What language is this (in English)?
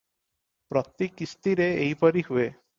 Odia